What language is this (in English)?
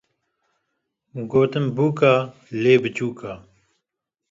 Kurdish